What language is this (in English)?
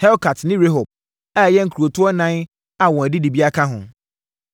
Akan